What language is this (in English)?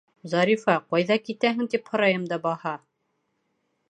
Bashkir